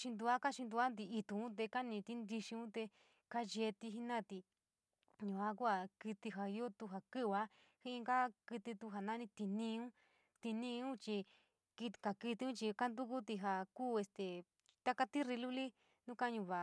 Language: San Miguel El Grande Mixtec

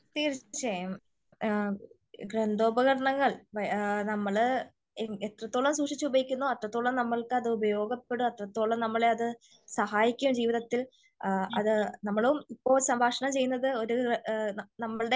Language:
Malayalam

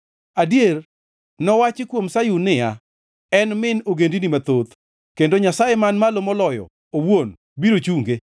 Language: Luo (Kenya and Tanzania)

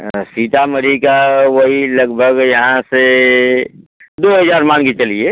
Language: Hindi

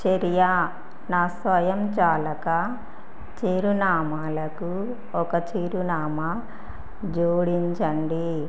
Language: Telugu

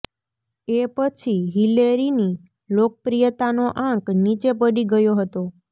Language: Gujarati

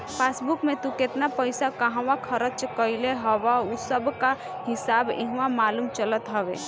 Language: Bhojpuri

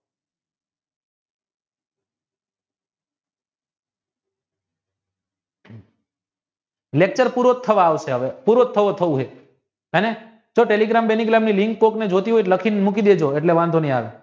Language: Gujarati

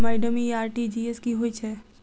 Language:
Maithili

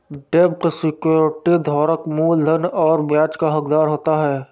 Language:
Hindi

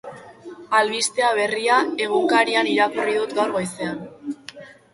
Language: Basque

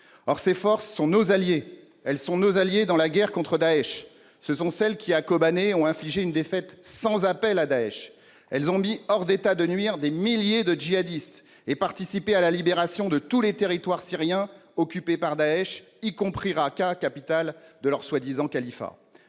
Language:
French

